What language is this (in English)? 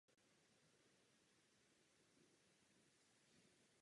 Czech